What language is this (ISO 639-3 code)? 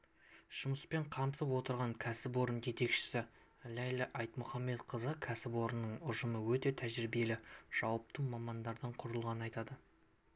kaz